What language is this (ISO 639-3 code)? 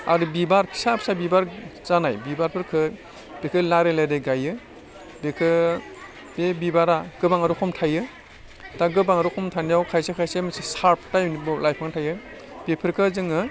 brx